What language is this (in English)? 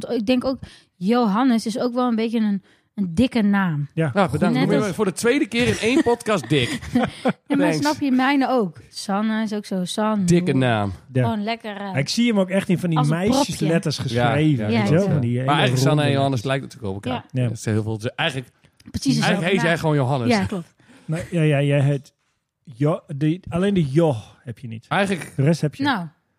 Dutch